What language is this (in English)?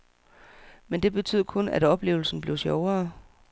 Danish